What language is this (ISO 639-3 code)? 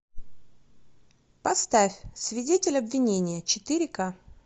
rus